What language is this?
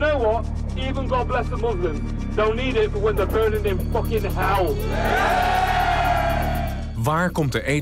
Dutch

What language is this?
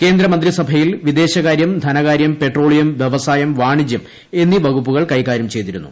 Malayalam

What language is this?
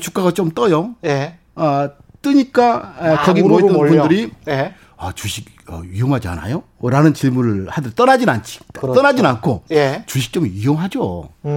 Korean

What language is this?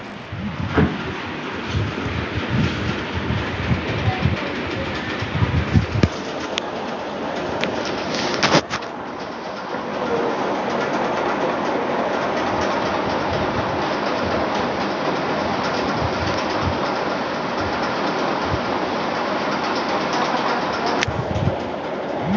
Magahi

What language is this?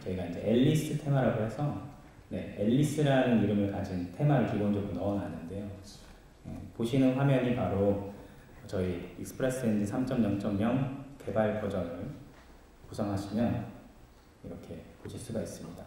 Korean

